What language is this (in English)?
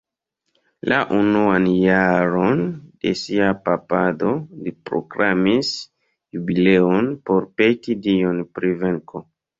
Esperanto